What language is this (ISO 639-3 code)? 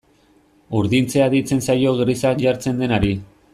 eus